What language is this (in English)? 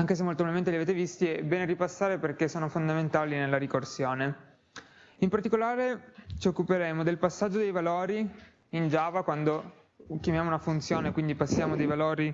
Italian